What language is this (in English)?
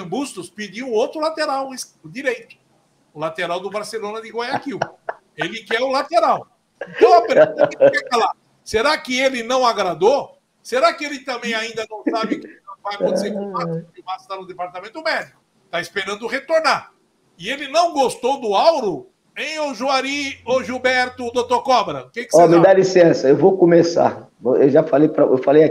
Portuguese